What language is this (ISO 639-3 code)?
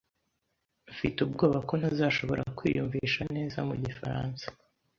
kin